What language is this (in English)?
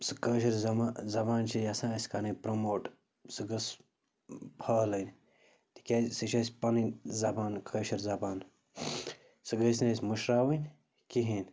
Kashmiri